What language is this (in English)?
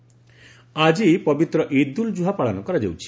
Odia